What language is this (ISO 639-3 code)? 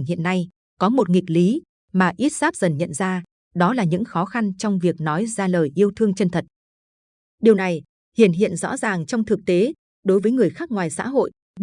vie